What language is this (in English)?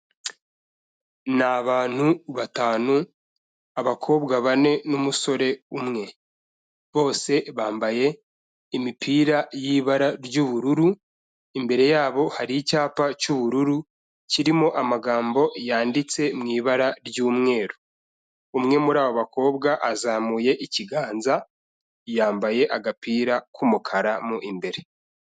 Kinyarwanda